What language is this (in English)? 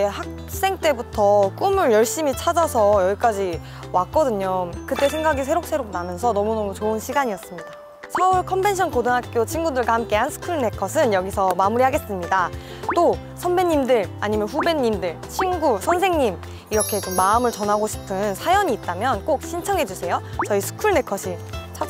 Korean